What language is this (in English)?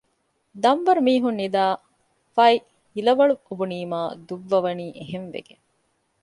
Divehi